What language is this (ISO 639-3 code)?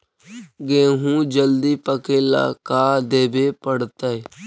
mag